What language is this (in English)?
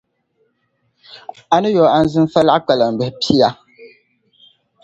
Dagbani